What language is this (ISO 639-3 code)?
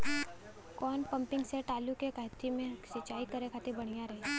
bho